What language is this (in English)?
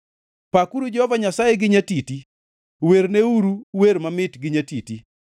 Luo (Kenya and Tanzania)